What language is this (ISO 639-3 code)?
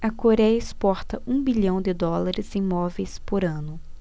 por